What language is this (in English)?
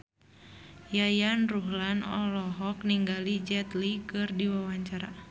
Sundanese